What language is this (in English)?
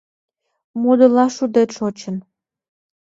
Mari